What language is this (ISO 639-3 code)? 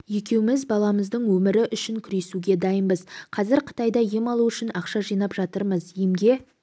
kaz